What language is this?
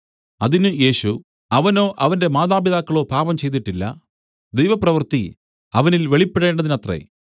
Malayalam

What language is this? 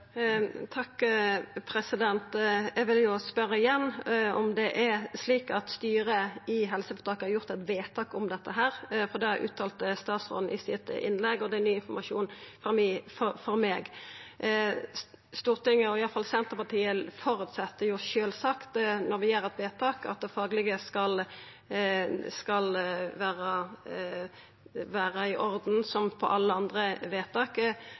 Norwegian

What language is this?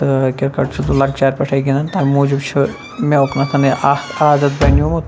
Kashmiri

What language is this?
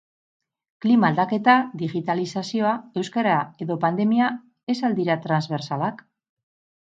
Basque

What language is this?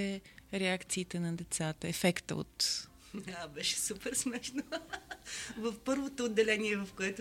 Bulgarian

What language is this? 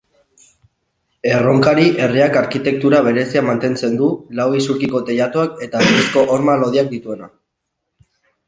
Basque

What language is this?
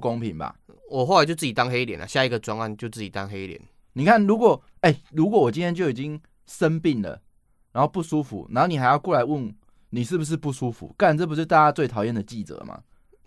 Chinese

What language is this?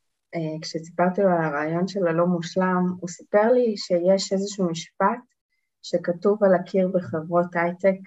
Hebrew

